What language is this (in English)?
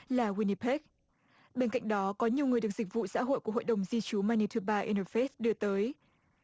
Vietnamese